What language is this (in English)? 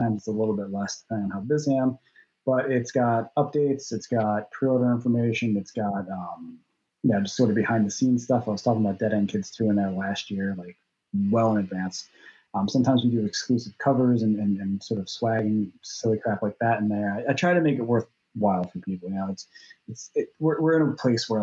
English